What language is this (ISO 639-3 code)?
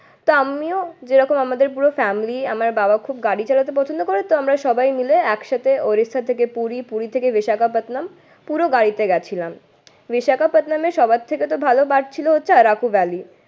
ben